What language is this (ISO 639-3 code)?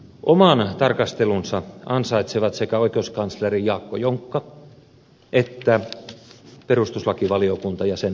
fin